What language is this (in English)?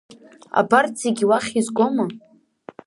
Abkhazian